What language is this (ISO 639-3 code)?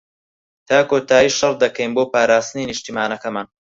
ckb